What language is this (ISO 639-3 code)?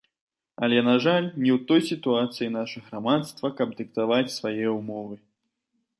bel